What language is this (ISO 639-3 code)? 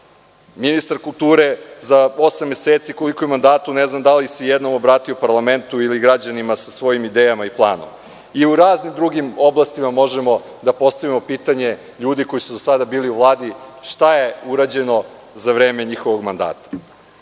srp